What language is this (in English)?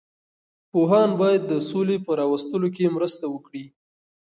Pashto